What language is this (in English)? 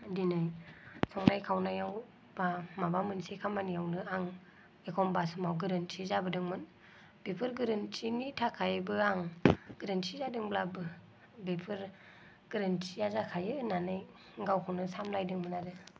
Bodo